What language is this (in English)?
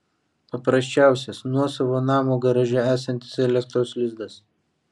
Lithuanian